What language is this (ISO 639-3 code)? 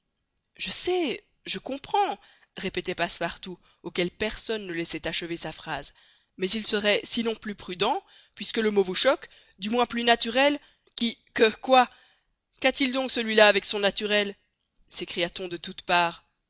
fra